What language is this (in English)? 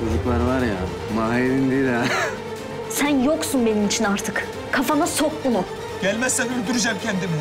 Turkish